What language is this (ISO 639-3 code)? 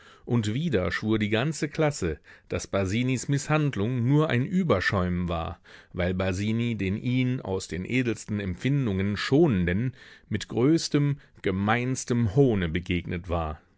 deu